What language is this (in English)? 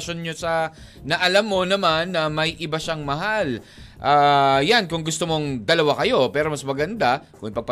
Filipino